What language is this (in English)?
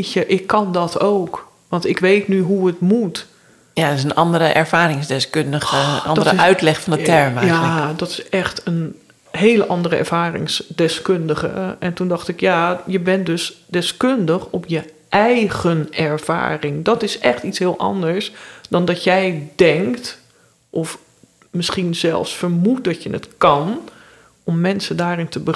Dutch